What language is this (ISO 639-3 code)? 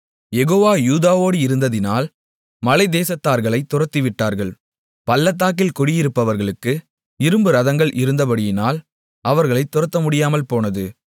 tam